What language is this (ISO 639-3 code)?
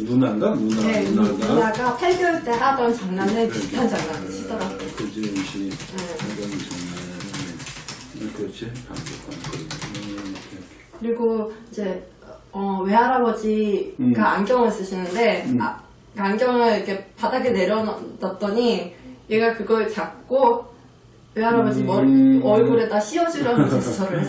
kor